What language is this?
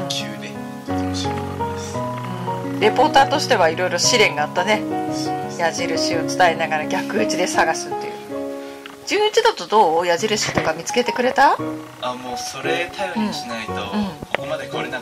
Japanese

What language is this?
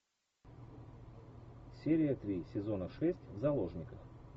Russian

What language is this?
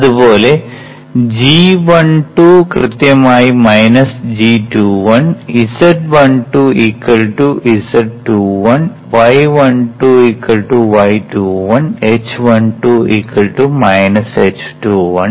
Malayalam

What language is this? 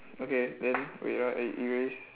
English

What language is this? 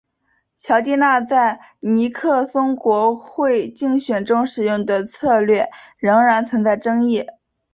Chinese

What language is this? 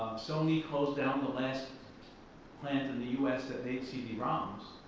English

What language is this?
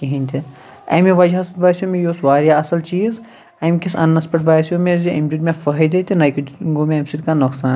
Kashmiri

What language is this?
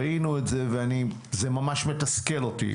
Hebrew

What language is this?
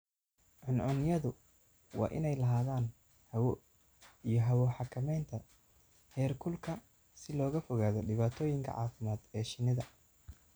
Somali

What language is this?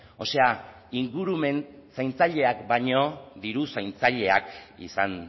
Basque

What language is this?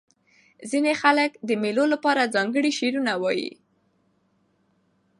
Pashto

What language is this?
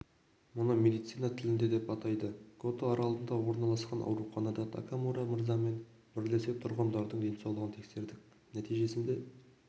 Kazakh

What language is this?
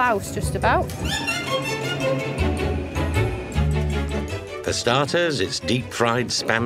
English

